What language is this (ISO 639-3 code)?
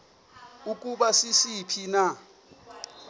xho